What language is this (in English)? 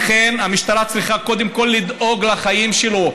Hebrew